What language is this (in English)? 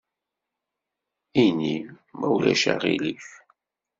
Kabyle